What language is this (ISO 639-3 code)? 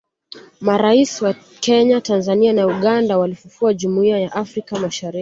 swa